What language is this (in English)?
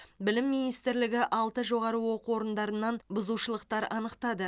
Kazakh